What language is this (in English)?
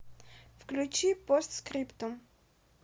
Russian